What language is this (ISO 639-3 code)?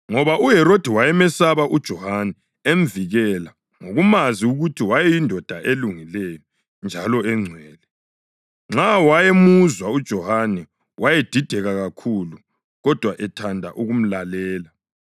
nde